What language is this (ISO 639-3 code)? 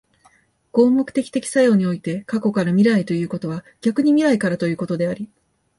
jpn